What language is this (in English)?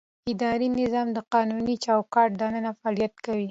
Pashto